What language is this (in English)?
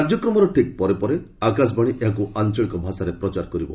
Odia